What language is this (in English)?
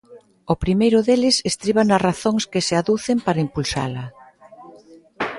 Galician